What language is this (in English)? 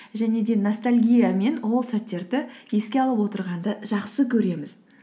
Kazakh